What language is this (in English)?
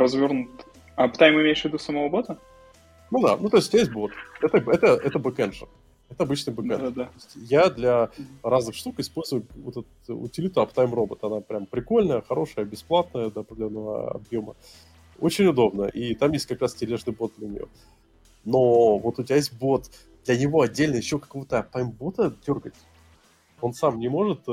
Russian